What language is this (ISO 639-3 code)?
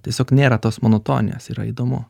lit